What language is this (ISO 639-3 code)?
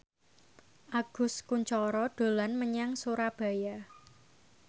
jav